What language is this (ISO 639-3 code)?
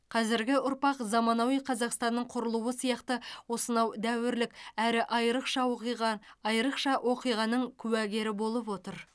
kaz